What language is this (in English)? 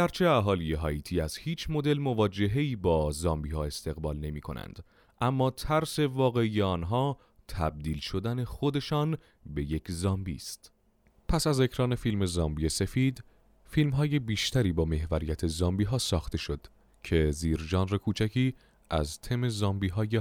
Persian